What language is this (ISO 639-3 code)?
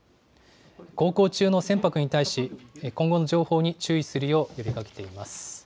jpn